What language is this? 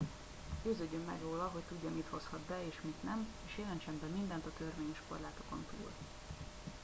Hungarian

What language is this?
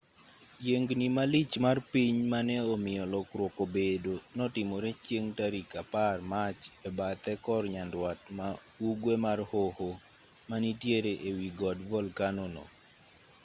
Luo (Kenya and Tanzania)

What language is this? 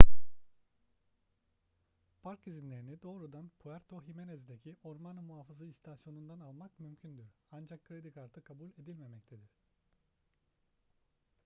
Turkish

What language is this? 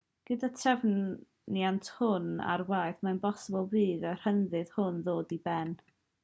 Welsh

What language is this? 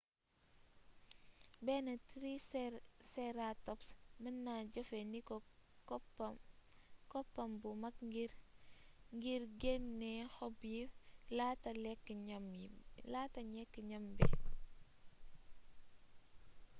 Wolof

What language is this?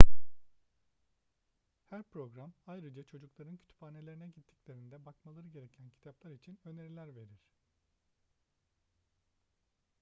Turkish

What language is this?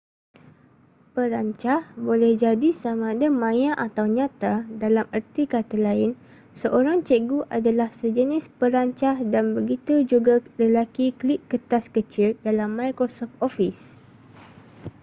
Malay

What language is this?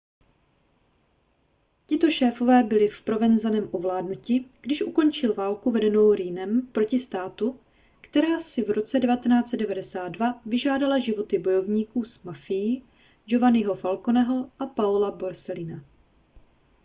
Czech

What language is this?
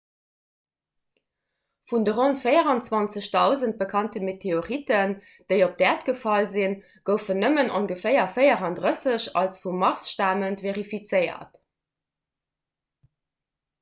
Luxembourgish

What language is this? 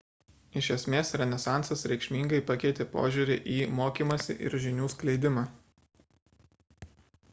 Lithuanian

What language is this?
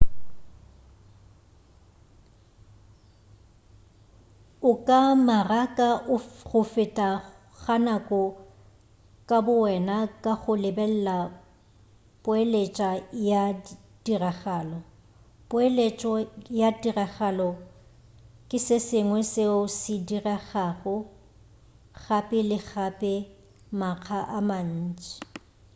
Northern Sotho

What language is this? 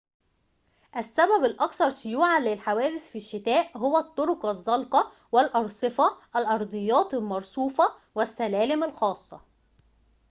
Arabic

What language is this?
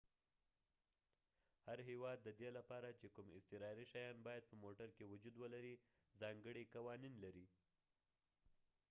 Pashto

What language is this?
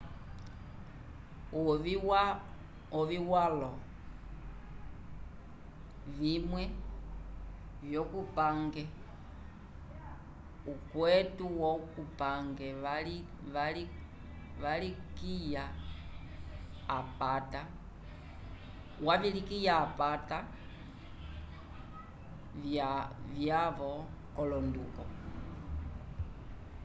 Umbundu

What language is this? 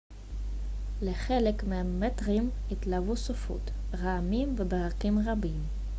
Hebrew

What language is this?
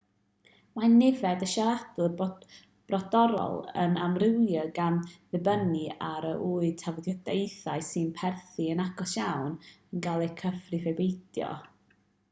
Welsh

